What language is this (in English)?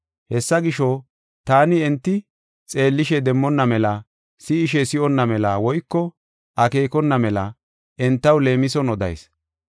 Gofa